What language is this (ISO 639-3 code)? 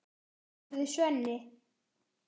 isl